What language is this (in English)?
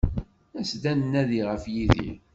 Kabyle